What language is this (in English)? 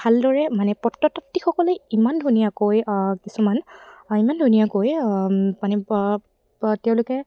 Assamese